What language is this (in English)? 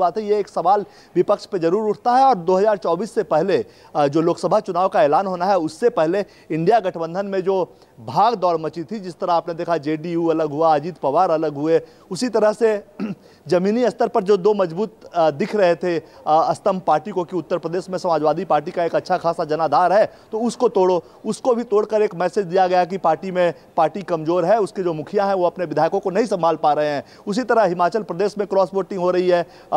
Hindi